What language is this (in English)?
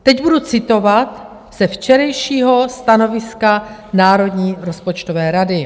Czech